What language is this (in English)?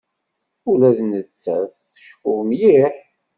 Kabyle